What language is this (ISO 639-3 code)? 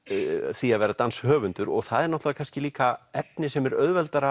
isl